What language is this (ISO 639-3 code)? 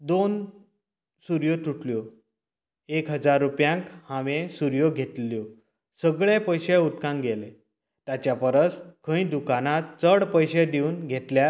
kok